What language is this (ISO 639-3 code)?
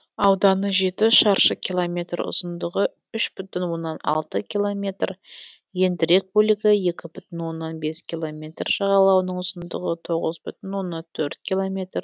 kaz